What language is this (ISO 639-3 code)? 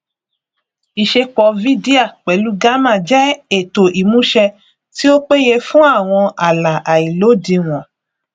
yor